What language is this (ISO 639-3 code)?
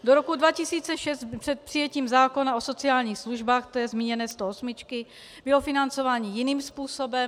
ces